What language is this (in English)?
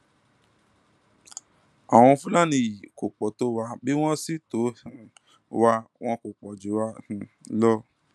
Yoruba